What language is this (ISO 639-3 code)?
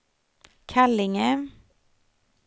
swe